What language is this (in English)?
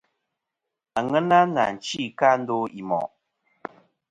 Kom